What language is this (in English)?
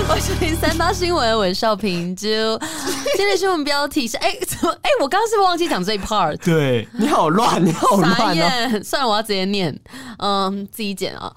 Chinese